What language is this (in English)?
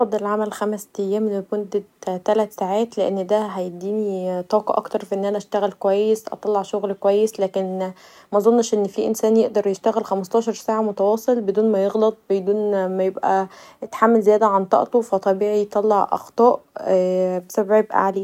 Egyptian Arabic